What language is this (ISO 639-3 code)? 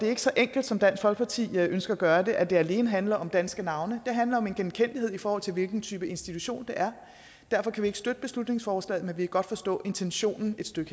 dan